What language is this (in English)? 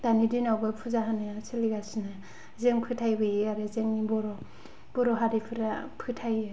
Bodo